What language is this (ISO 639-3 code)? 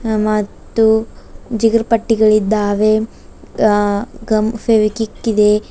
kan